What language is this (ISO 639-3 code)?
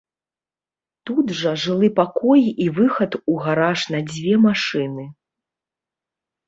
bel